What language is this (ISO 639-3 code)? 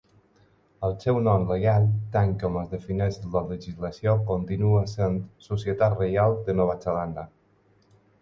cat